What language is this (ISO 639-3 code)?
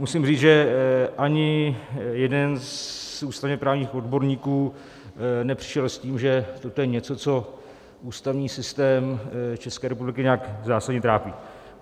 ces